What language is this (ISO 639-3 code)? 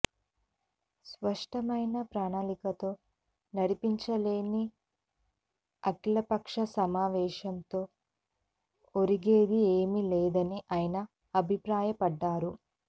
tel